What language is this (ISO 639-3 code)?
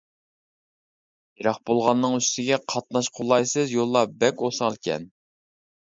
uig